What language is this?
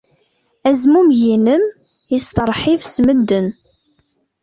Kabyle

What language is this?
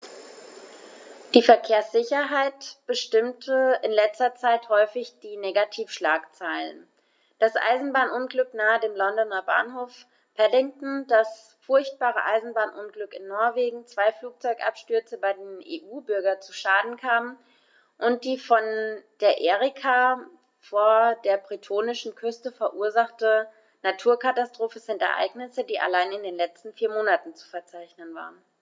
German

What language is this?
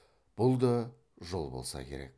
Kazakh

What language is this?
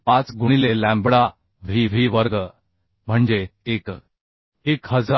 Marathi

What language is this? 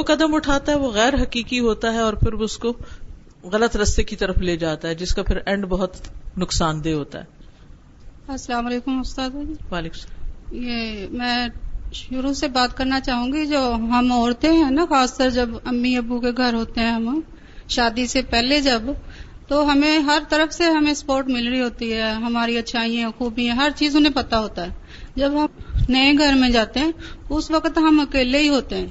Urdu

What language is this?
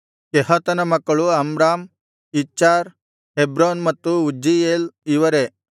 Kannada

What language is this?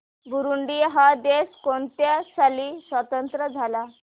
Marathi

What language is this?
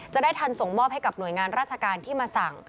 Thai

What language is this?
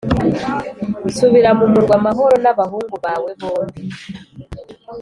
Kinyarwanda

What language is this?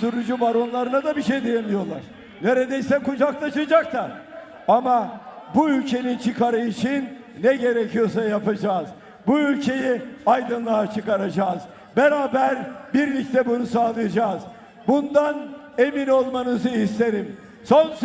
Turkish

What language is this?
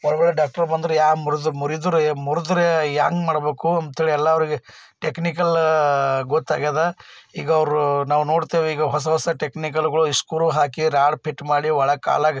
Kannada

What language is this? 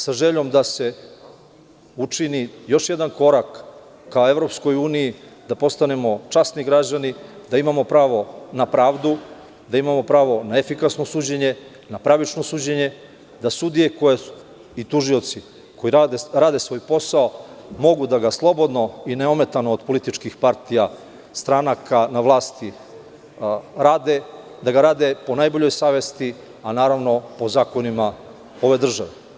Serbian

